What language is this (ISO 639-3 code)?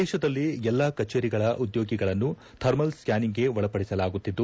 kan